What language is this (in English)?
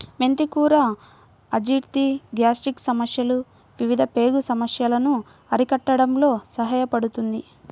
Telugu